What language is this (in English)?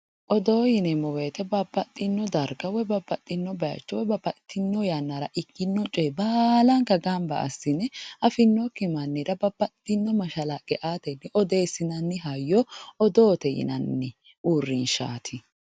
Sidamo